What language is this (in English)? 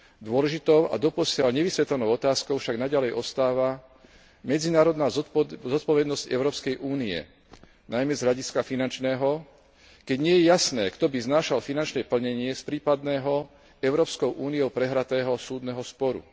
Slovak